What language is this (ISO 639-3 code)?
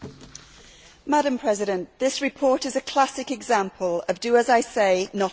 eng